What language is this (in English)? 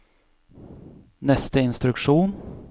Norwegian